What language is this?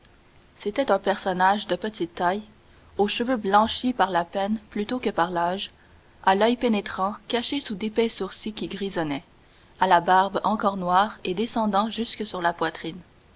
French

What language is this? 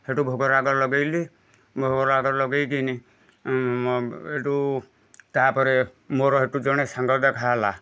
Odia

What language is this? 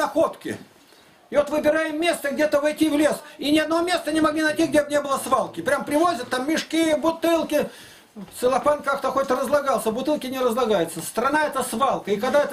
Russian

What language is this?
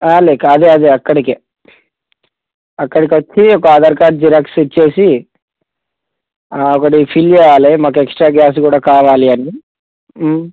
Telugu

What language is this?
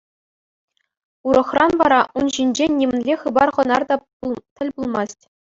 Chuvash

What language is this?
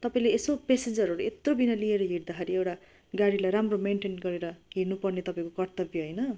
Nepali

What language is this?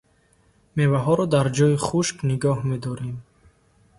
Tajik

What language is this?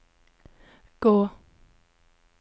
Norwegian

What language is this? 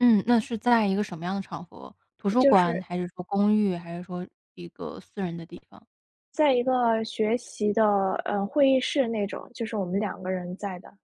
Chinese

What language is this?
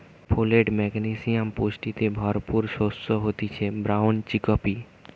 Bangla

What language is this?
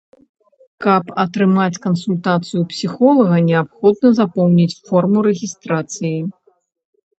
Belarusian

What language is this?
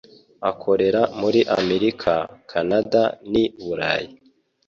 Kinyarwanda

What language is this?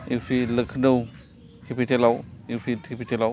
Bodo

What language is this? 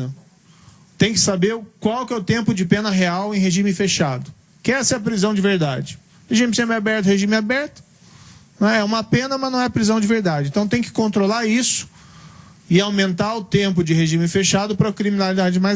Portuguese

